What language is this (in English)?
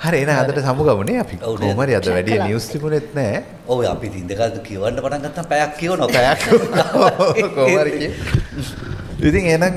Indonesian